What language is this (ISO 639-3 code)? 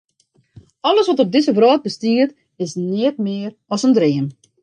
fry